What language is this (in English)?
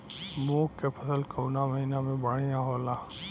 Bhojpuri